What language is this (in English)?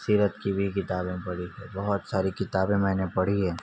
Urdu